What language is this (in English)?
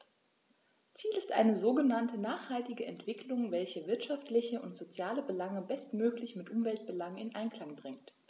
German